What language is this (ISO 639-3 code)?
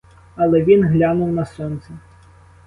ukr